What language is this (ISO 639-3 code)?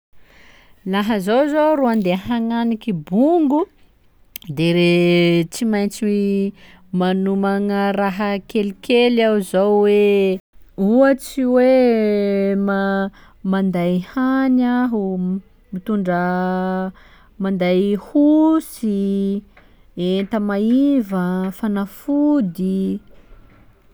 skg